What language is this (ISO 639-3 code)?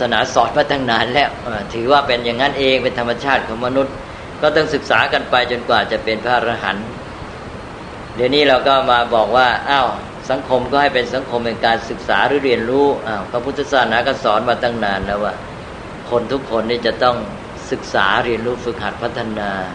tha